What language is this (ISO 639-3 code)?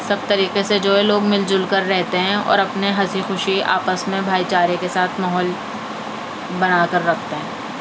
urd